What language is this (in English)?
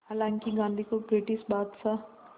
Hindi